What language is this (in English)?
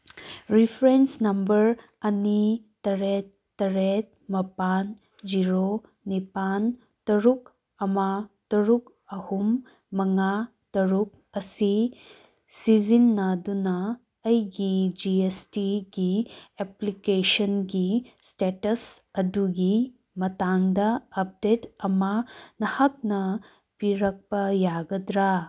Manipuri